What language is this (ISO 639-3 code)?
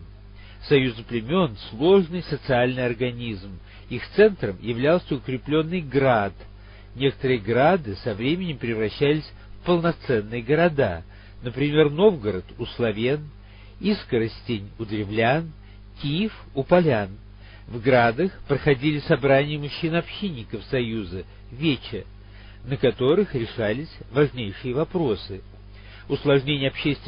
rus